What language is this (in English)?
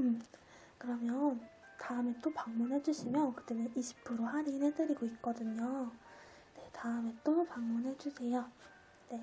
Korean